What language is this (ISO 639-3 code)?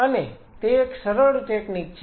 guj